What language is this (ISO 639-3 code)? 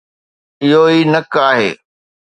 snd